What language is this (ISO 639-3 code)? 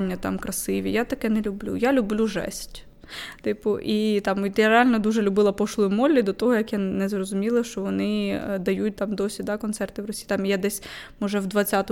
ukr